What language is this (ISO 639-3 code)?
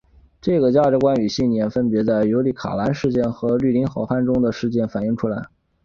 zho